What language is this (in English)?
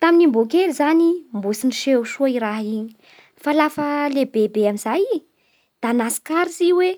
Bara Malagasy